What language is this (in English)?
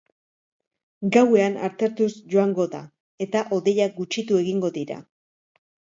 Basque